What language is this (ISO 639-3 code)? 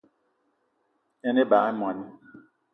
eto